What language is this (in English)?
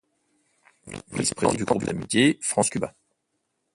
French